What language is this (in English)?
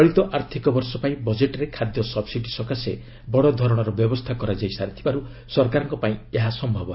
Odia